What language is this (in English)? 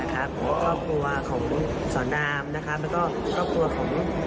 Thai